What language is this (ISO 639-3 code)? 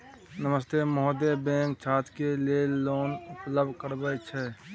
mai